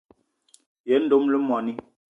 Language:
Eton (Cameroon)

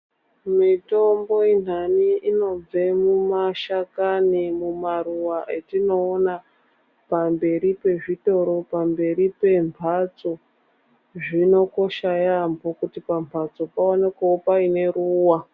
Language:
Ndau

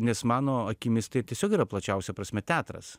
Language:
Lithuanian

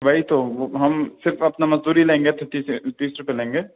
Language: Urdu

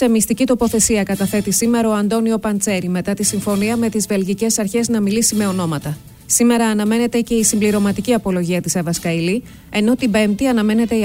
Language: Greek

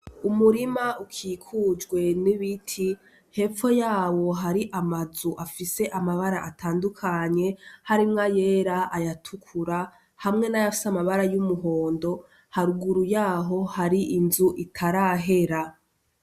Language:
Rundi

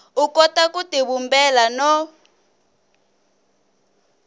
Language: Tsonga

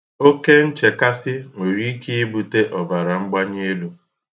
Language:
Igbo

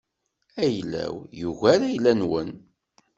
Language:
Kabyle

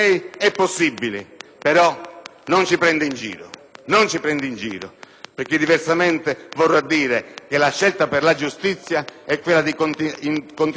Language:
Italian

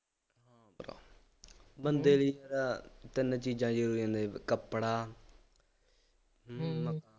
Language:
Punjabi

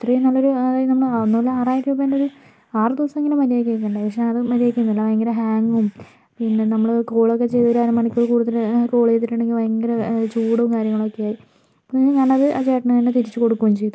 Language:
Malayalam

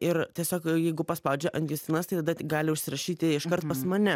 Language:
Lithuanian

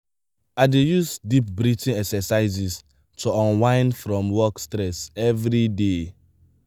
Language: Nigerian Pidgin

